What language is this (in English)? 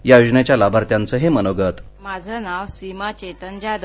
Marathi